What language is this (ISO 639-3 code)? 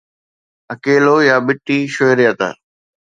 snd